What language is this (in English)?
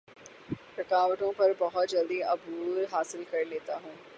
Urdu